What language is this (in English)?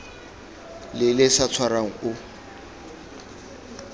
Tswana